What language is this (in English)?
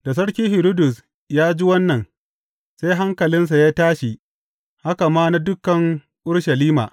Hausa